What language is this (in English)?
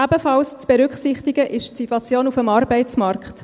Swiss German